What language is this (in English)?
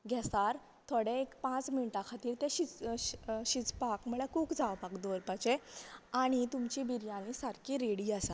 Konkani